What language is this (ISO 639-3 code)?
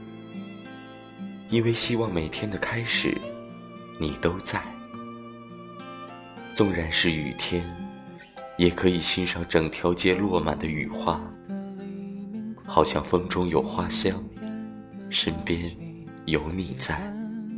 zho